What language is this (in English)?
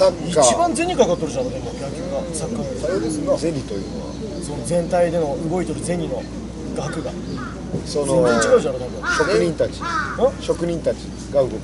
Japanese